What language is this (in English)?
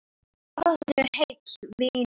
Icelandic